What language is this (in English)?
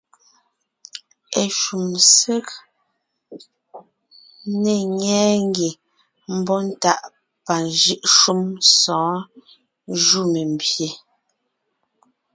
Ngiemboon